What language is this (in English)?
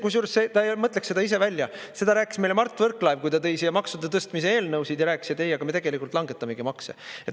Estonian